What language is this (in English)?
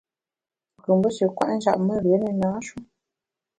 Bamun